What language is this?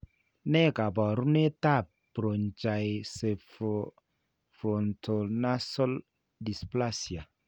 Kalenjin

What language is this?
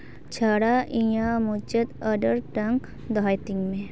Santali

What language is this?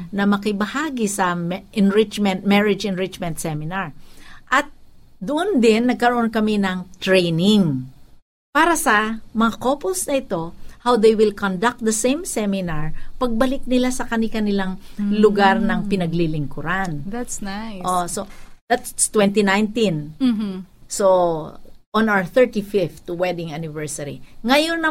Filipino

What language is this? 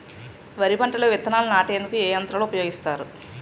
Telugu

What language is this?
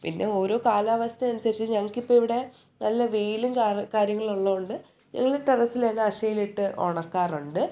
Malayalam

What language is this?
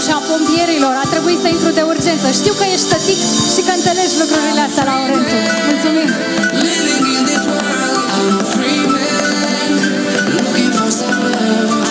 Romanian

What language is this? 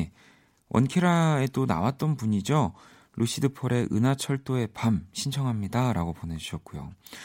Korean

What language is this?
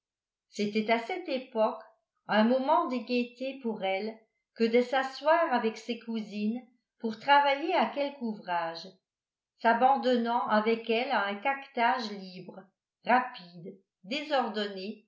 French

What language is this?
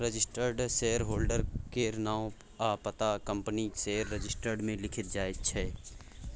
Maithili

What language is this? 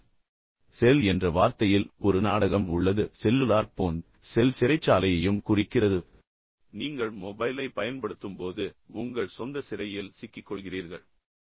Tamil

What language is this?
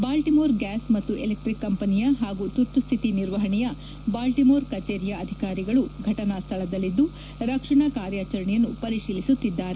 Kannada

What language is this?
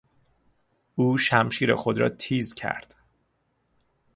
Persian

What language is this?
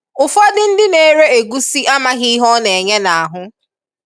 Igbo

